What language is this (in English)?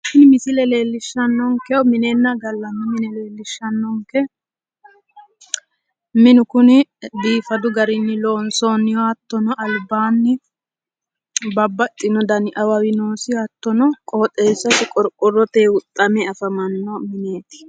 Sidamo